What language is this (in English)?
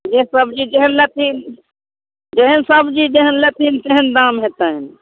Maithili